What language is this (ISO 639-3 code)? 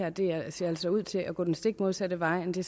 dan